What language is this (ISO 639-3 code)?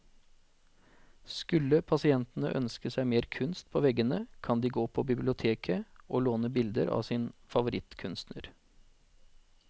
nor